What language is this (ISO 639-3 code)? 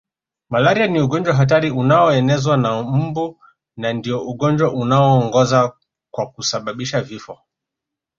swa